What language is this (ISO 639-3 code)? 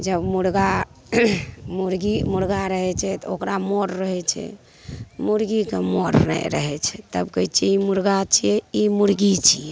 mai